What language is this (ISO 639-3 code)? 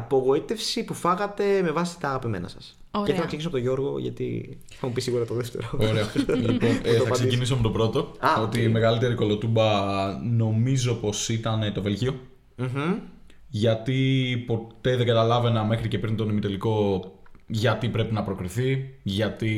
ell